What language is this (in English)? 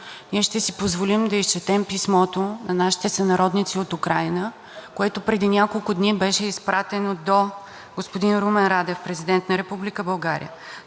Bulgarian